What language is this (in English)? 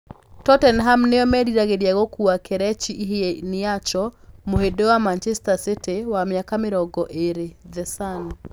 Kikuyu